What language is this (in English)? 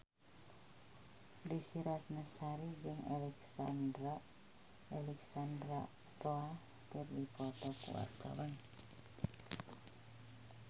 Sundanese